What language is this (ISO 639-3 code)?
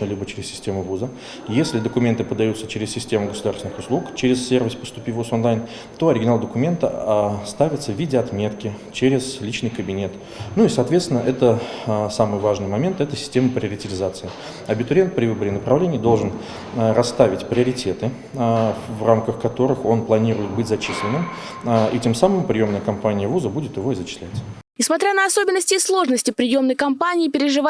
rus